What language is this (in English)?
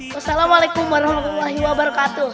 Indonesian